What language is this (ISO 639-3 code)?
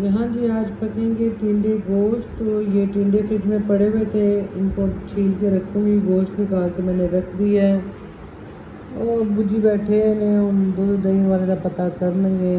pan